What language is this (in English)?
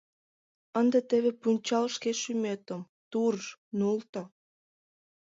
Mari